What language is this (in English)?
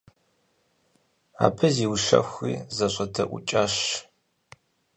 Kabardian